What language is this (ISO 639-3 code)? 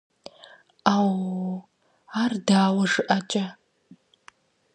kbd